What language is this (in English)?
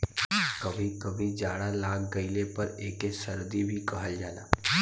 Bhojpuri